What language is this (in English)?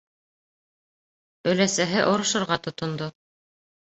Bashkir